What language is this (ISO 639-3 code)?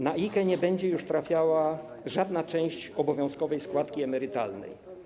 pol